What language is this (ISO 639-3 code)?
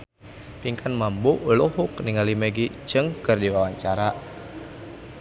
sun